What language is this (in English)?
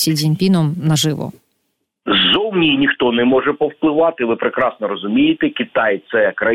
Ukrainian